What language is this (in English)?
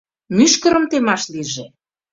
Mari